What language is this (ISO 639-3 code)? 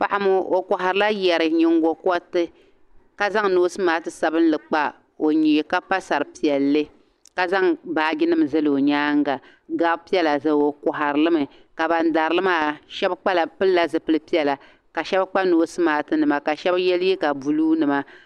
dag